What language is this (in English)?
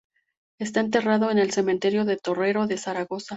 Spanish